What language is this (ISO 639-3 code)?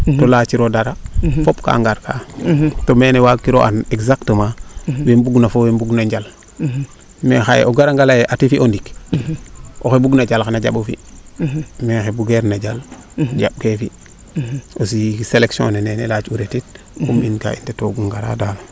srr